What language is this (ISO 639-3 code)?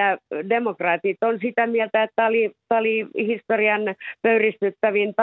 fin